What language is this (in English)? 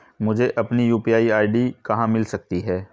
Hindi